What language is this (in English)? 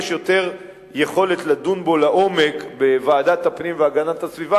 Hebrew